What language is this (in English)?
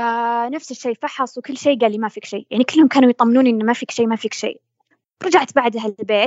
Arabic